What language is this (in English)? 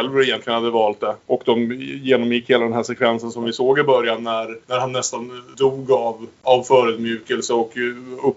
Swedish